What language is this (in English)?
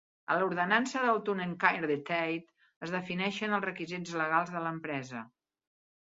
Catalan